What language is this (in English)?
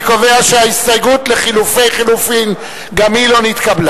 Hebrew